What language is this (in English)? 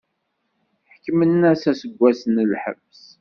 Kabyle